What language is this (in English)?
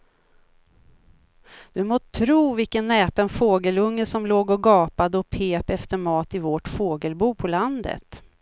Swedish